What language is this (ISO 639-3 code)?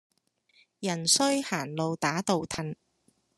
yue